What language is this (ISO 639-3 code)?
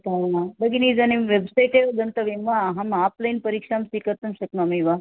san